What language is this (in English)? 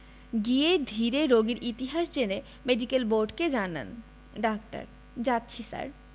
Bangla